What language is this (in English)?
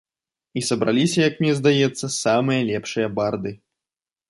Belarusian